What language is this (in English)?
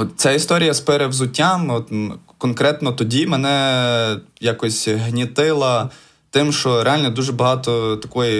Ukrainian